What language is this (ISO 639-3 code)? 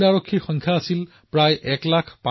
asm